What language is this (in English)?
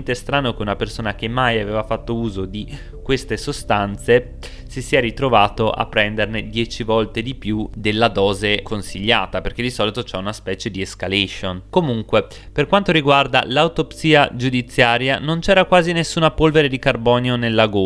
Italian